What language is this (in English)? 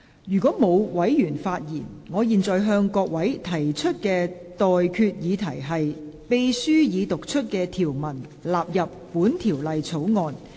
Cantonese